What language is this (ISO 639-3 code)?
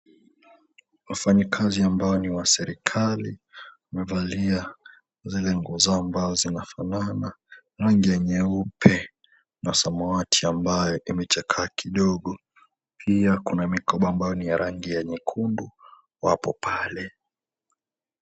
swa